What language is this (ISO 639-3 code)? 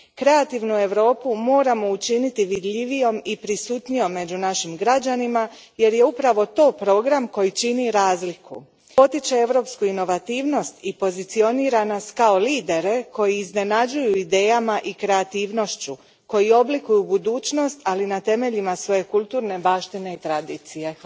hrv